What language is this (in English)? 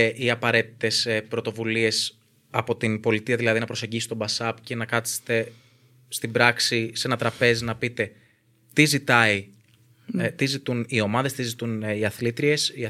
Greek